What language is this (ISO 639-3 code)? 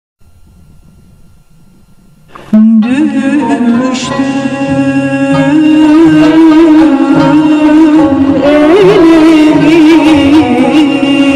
ara